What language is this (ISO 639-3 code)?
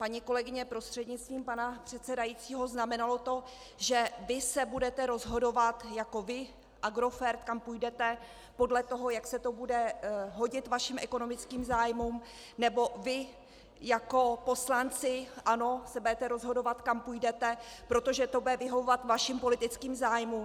ces